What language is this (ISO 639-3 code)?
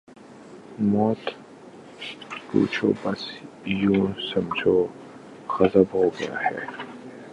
urd